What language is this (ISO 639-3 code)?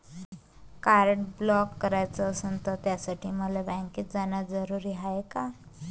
mar